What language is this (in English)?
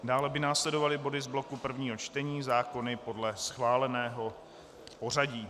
Czech